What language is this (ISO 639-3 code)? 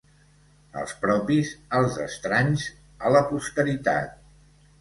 cat